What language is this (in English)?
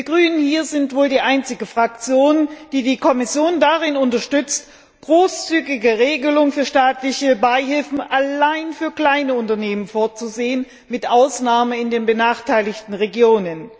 German